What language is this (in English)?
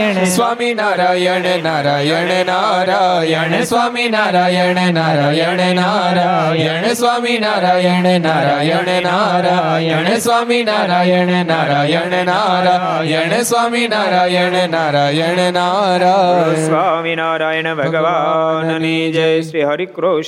Gujarati